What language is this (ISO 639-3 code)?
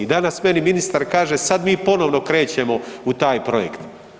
hrv